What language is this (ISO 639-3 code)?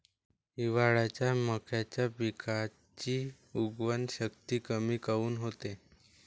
mar